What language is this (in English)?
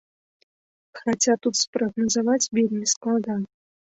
Belarusian